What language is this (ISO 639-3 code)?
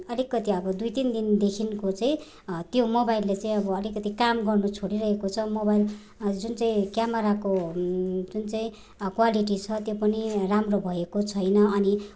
nep